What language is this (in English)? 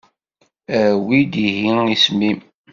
Kabyle